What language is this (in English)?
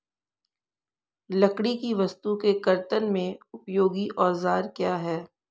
Hindi